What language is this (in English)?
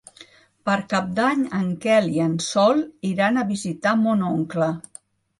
Catalan